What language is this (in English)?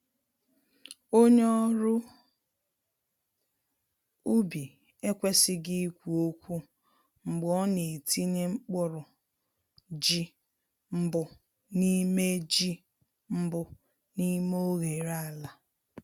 Igbo